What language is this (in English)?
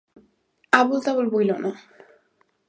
Bangla